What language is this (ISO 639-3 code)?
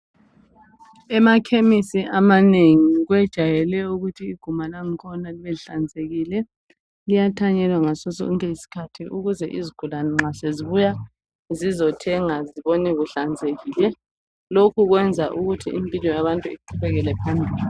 nde